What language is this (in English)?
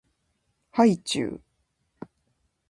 Japanese